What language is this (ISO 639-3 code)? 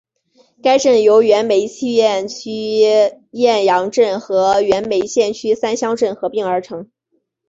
zho